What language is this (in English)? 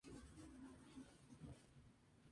Spanish